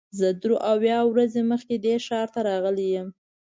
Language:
Pashto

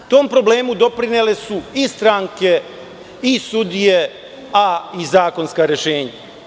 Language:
Serbian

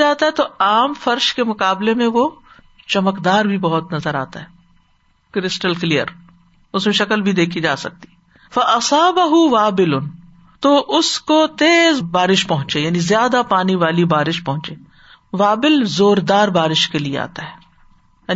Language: Urdu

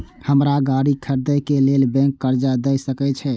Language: Maithili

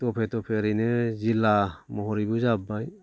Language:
Bodo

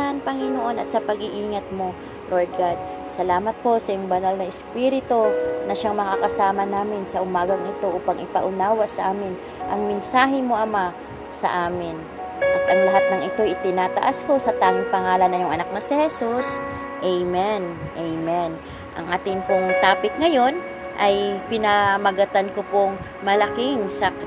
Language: Filipino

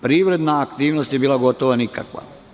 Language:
Serbian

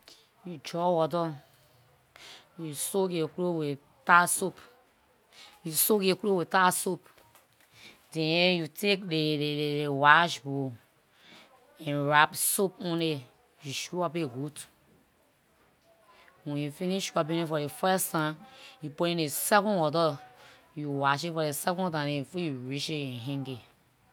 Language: Liberian English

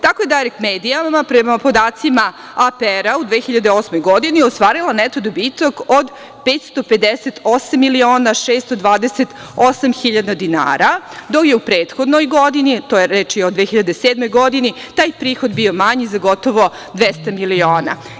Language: Serbian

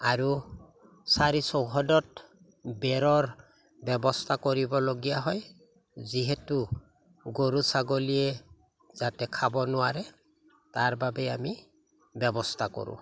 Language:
Assamese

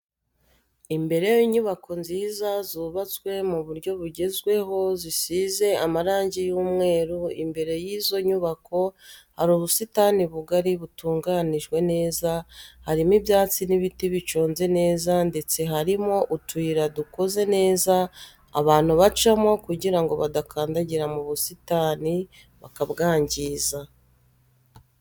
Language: Kinyarwanda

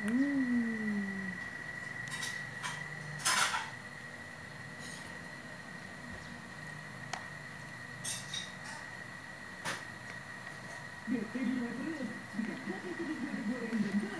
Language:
Indonesian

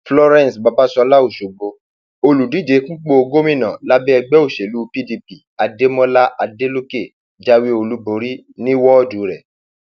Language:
Yoruba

